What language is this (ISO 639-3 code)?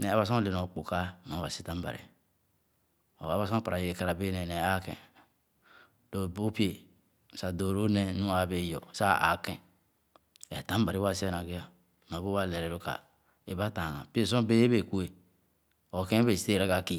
ogo